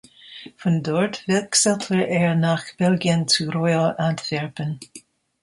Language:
German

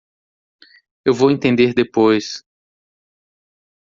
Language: Portuguese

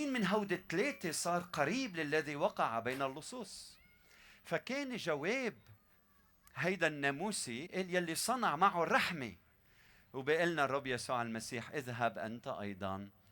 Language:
Arabic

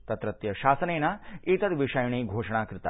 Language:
Sanskrit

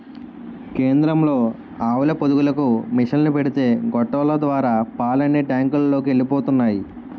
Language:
Telugu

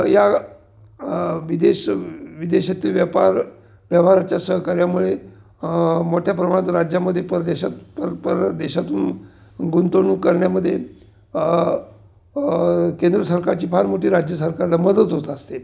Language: Marathi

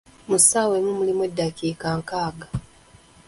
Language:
Ganda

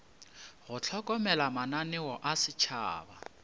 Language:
Northern Sotho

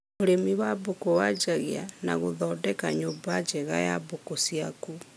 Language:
Kikuyu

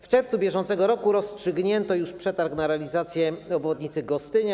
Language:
Polish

